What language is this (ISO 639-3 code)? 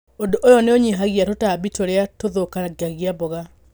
kik